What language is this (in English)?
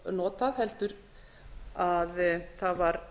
Icelandic